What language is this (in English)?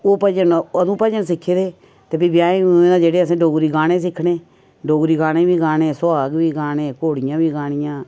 Dogri